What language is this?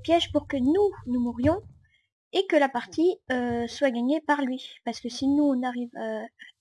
French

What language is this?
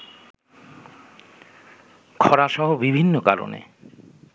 Bangla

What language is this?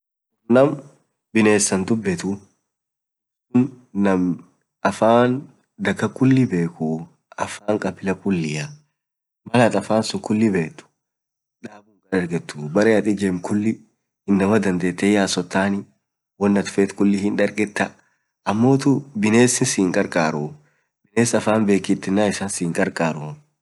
Orma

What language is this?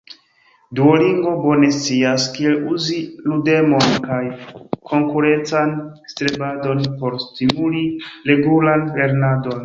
Esperanto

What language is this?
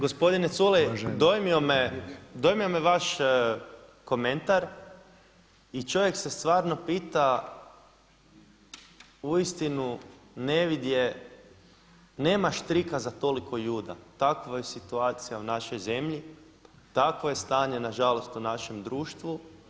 Croatian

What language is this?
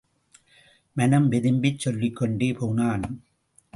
Tamil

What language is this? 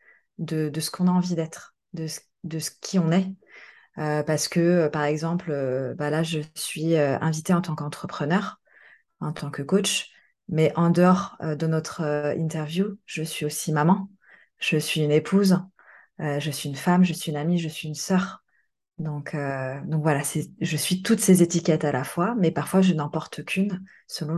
French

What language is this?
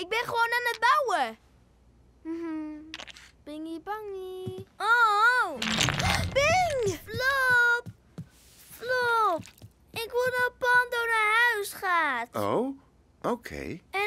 Dutch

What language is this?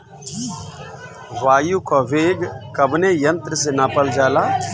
Bhojpuri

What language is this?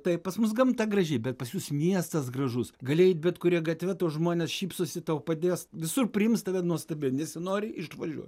Lithuanian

